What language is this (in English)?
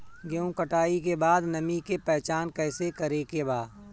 Bhojpuri